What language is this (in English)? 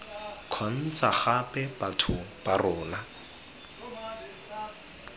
Tswana